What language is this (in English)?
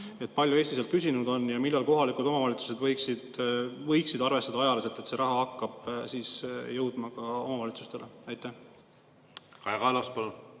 Estonian